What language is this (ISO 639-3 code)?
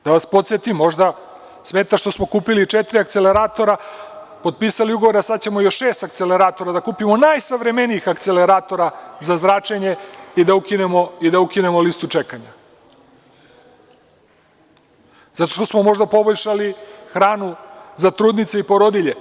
srp